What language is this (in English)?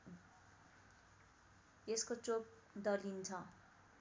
Nepali